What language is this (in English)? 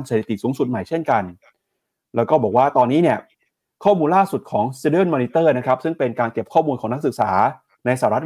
Thai